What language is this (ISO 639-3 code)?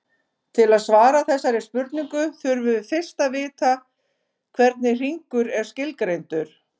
isl